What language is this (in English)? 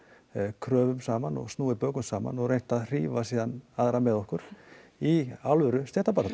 Icelandic